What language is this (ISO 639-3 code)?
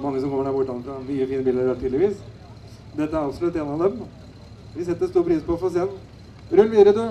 nor